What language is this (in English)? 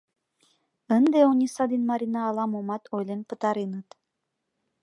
Mari